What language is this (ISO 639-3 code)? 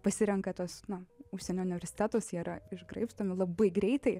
lit